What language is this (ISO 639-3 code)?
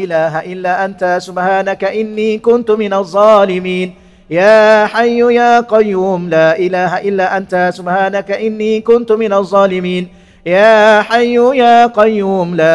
msa